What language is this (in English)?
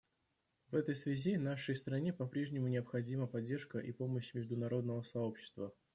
Russian